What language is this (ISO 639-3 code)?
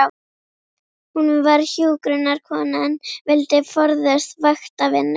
isl